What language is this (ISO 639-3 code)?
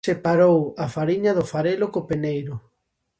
glg